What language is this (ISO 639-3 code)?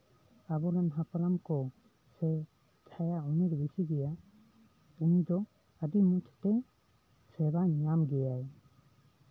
sat